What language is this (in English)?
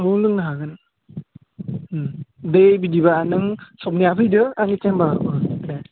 Bodo